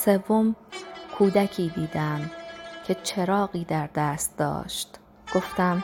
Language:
Persian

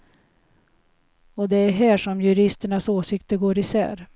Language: Swedish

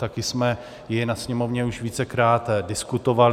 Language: Czech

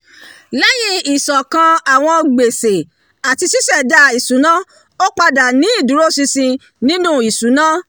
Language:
Yoruba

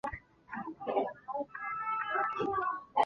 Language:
Chinese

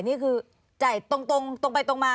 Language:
Thai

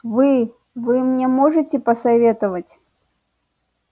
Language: Russian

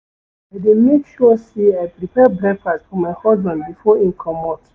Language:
Nigerian Pidgin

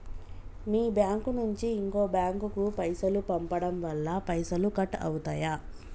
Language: Telugu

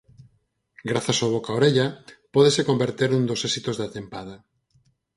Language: Galician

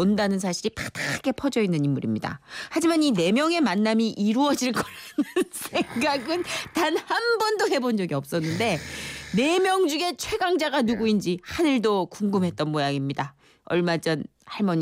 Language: Korean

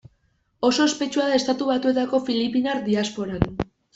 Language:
Basque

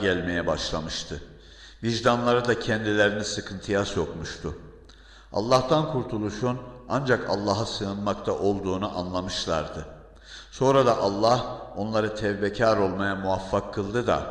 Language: Turkish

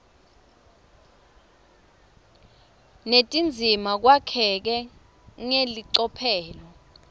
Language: Swati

